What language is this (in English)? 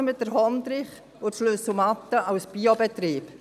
Swiss German